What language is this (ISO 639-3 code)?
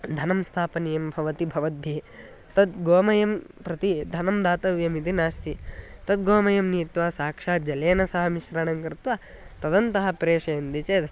san